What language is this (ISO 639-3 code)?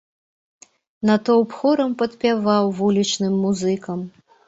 bel